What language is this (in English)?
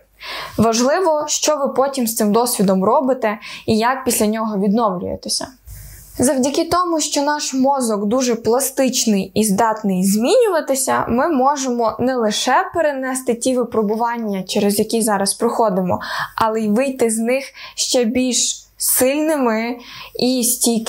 Ukrainian